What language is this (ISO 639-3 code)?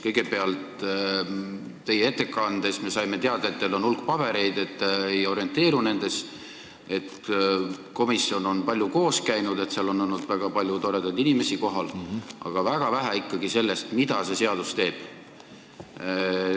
est